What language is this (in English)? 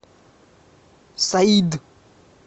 Russian